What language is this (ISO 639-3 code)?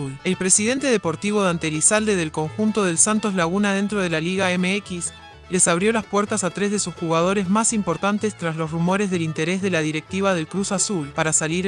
spa